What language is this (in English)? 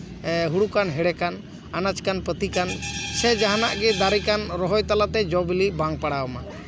Santali